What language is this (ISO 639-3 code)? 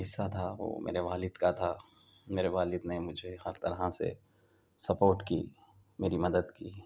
urd